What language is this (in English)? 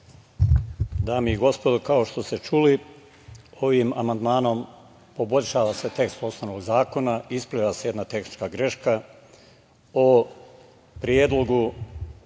Serbian